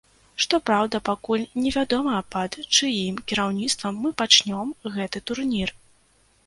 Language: Belarusian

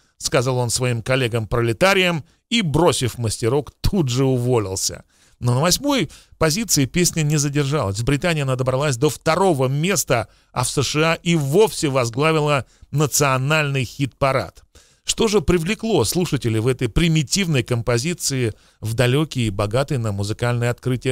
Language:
Russian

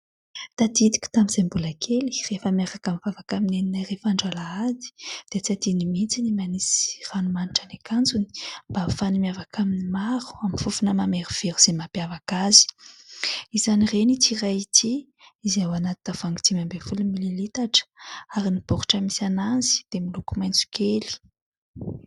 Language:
Malagasy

